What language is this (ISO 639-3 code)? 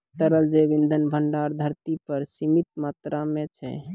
mai